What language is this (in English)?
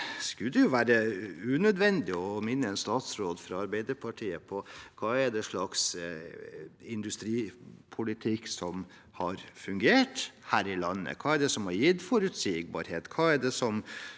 Norwegian